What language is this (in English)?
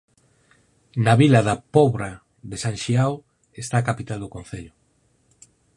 Galician